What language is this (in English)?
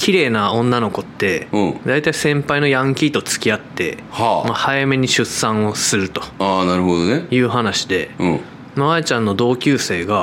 Japanese